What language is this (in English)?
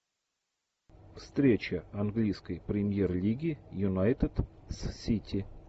Russian